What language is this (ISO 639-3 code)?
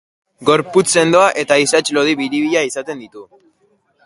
eus